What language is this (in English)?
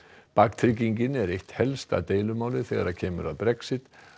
Icelandic